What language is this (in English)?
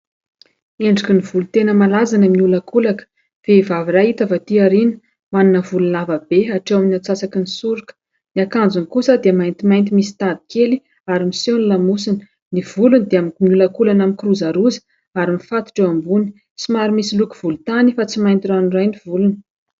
Malagasy